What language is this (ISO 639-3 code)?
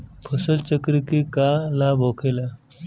bho